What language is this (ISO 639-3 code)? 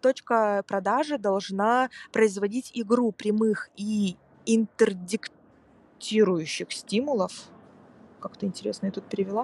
rus